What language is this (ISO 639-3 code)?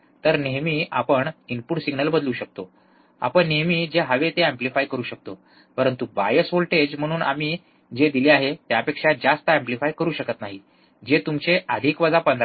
mar